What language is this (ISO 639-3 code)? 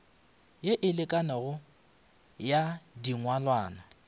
nso